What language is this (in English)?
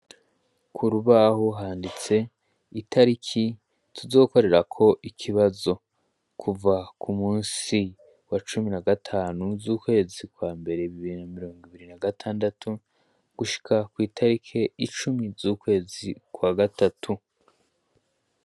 Rundi